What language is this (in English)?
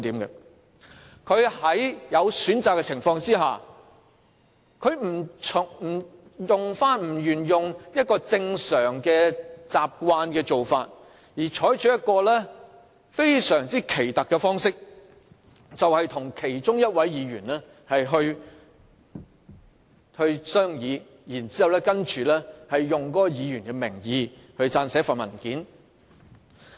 Cantonese